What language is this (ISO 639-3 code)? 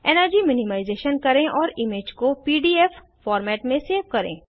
hin